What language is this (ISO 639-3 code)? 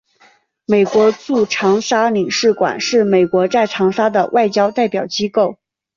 zho